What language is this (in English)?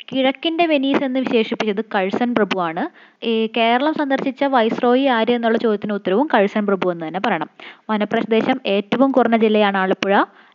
Malayalam